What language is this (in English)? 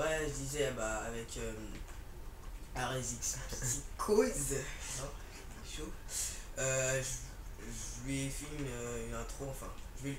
French